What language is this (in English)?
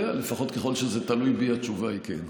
Hebrew